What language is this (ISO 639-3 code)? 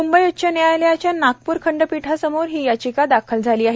mar